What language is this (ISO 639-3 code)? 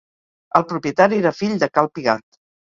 cat